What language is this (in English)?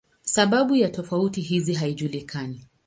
Swahili